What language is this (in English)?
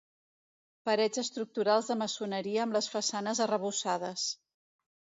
Catalan